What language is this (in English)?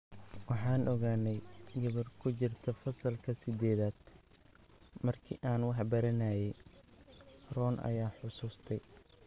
Somali